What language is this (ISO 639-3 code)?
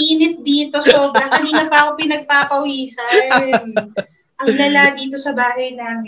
fil